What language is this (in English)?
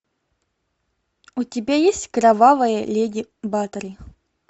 Russian